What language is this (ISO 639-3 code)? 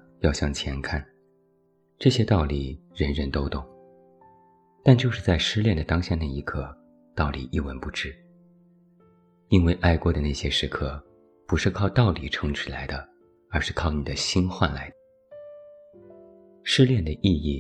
zho